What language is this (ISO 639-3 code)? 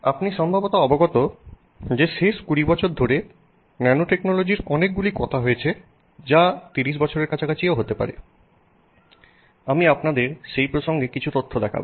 ben